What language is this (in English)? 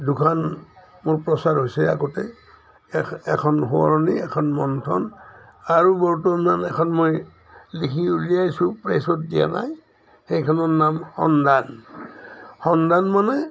Assamese